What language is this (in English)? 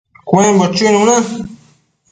Matsés